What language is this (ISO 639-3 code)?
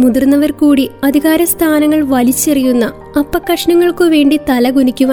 mal